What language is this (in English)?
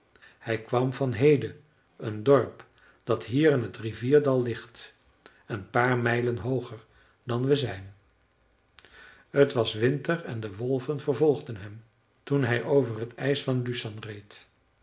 Dutch